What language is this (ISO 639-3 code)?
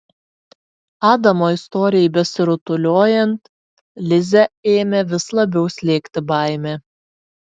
lit